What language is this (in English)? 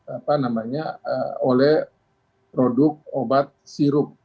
Indonesian